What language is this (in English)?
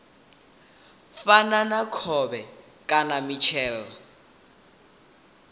Venda